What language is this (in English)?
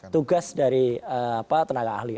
Indonesian